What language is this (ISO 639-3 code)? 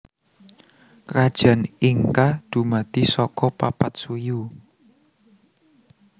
jav